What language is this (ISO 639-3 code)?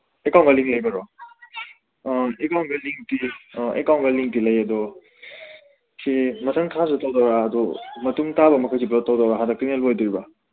mni